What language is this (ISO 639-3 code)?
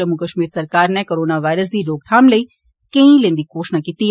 doi